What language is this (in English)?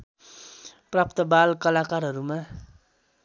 Nepali